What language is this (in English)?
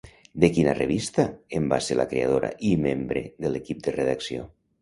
Catalan